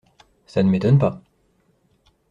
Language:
French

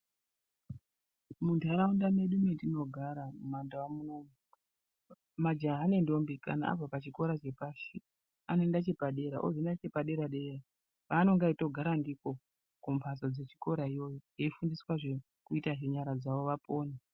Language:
Ndau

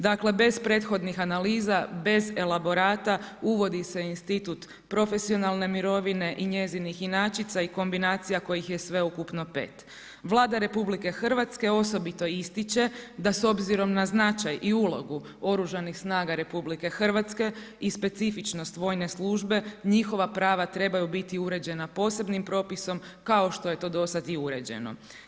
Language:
Croatian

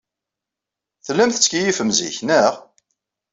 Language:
Kabyle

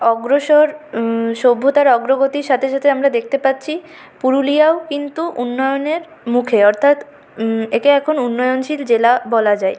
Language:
Bangla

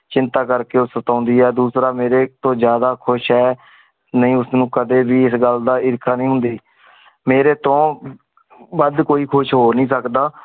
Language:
Punjabi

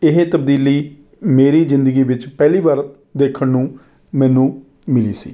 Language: Punjabi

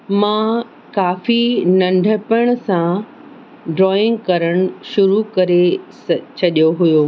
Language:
Sindhi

